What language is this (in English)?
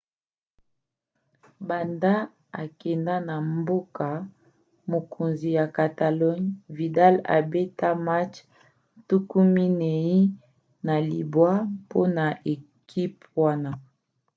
Lingala